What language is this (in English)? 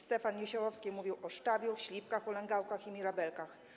Polish